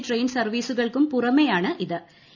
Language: Malayalam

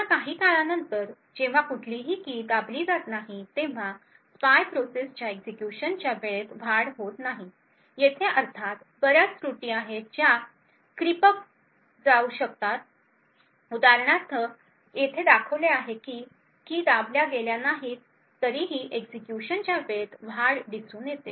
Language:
Marathi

